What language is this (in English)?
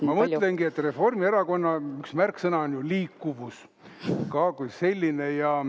Estonian